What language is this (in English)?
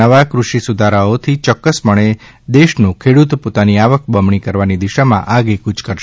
Gujarati